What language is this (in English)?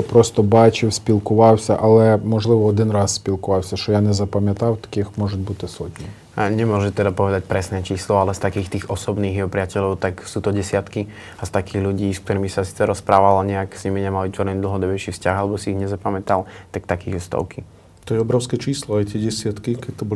Slovak